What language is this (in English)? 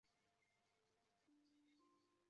Chinese